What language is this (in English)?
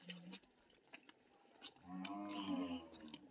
Maithili